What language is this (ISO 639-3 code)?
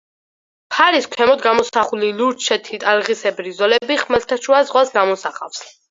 kat